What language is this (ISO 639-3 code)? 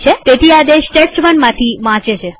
guj